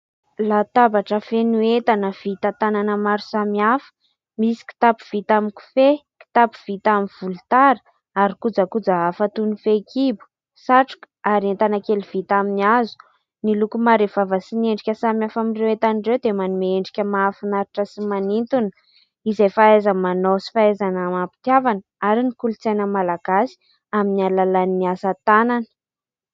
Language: Malagasy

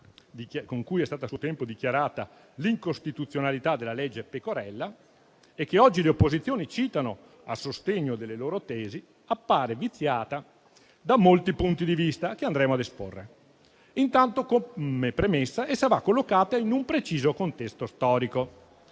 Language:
Italian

